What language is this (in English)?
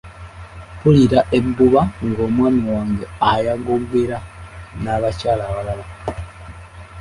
Ganda